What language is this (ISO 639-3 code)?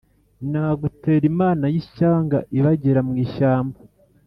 kin